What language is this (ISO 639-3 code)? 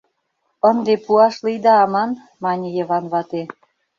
chm